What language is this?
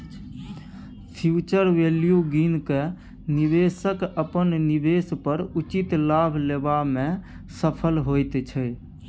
Maithili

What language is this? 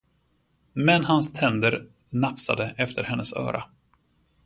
Swedish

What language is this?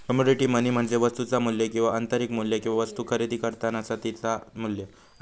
Marathi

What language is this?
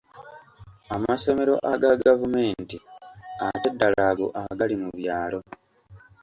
Ganda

